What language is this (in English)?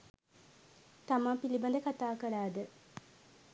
Sinhala